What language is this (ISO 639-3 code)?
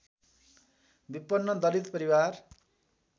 nep